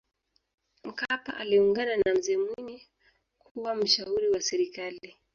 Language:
Swahili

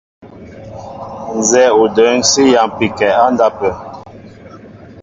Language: Mbo (Cameroon)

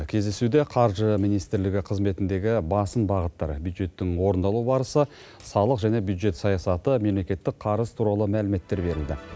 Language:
Kazakh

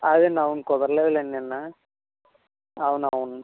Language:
Telugu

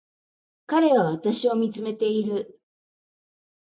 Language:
Japanese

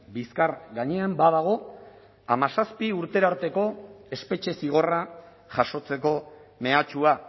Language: Basque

